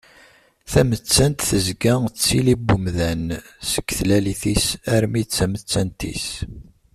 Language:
Kabyle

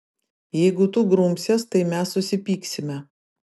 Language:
Lithuanian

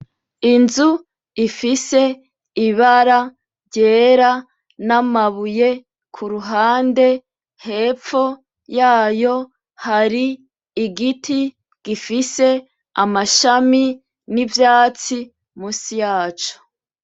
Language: Rundi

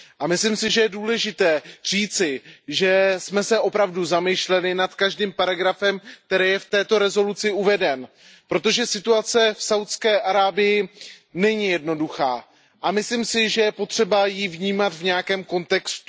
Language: Czech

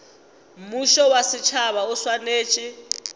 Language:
Northern Sotho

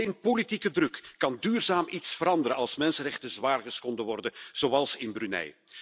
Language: Dutch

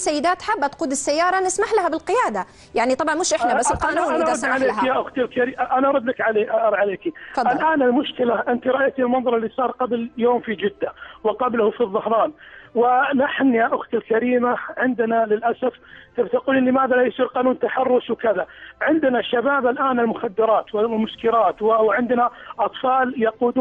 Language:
Arabic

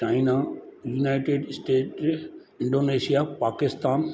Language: Sindhi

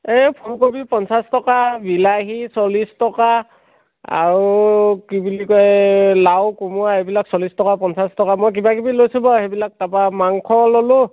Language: Assamese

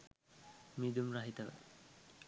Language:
Sinhala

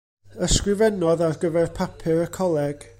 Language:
Welsh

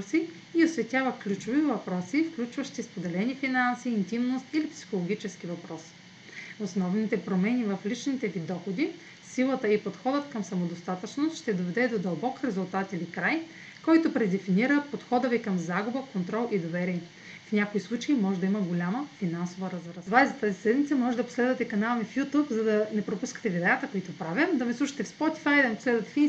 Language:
Bulgarian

